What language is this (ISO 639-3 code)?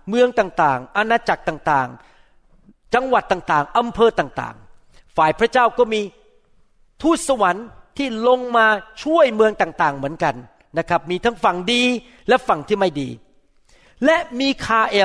tha